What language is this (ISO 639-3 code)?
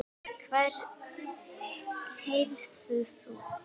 isl